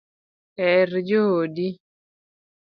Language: Luo (Kenya and Tanzania)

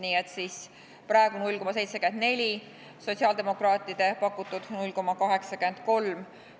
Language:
Estonian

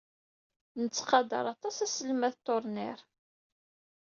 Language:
Kabyle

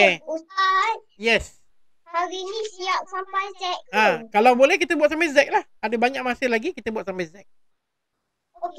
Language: Malay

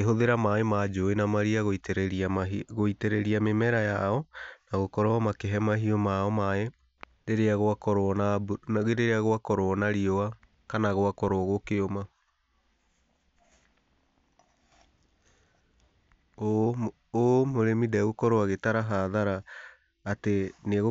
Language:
Kikuyu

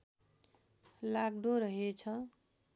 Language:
Nepali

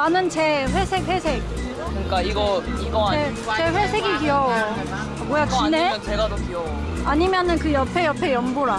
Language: Korean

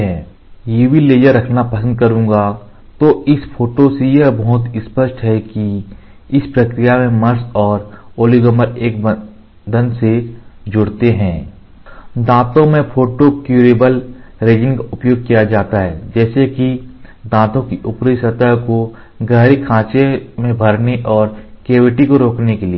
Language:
Hindi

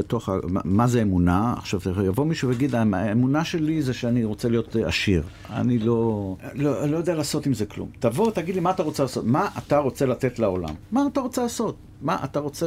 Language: Hebrew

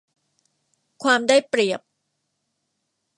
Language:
Thai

